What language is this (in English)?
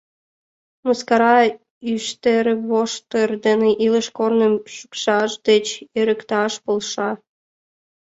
Mari